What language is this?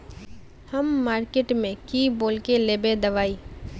Magahi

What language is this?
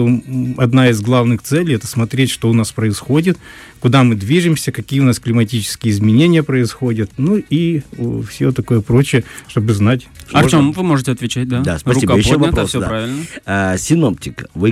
Russian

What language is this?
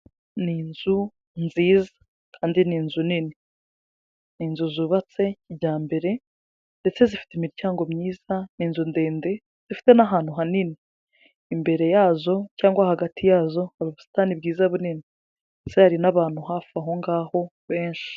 Kinyarwanda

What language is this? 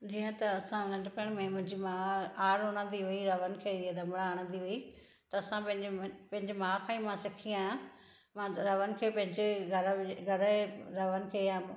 Sindhi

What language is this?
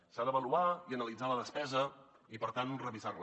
Catalan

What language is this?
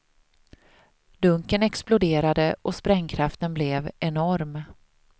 Swedish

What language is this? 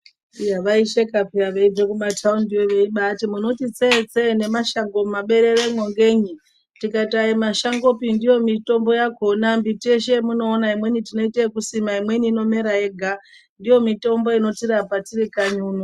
Ndau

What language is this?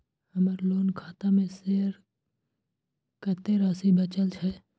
Maithili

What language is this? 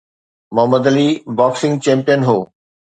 Sindhi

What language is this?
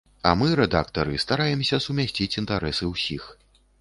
Belarusian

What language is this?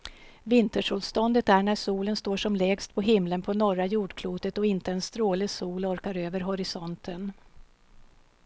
Swedish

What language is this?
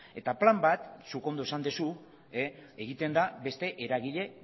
Basque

